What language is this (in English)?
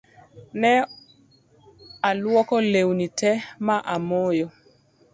Luo (Kenya and Tanzania)